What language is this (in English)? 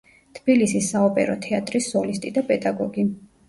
Georgian